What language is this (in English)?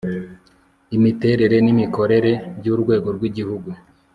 Kinyarwanda